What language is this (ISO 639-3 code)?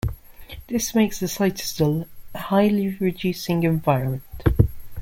eng